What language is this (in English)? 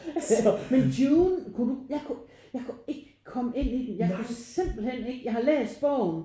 Danish